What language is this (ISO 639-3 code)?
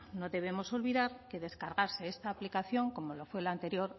spa